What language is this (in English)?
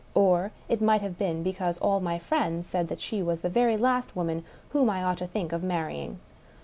English